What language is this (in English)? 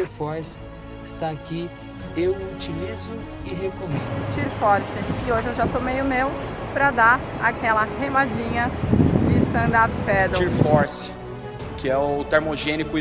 Portuguese